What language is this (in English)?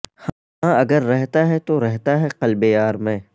Urdu